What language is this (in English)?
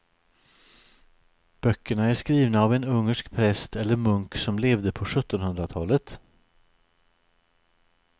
Swedish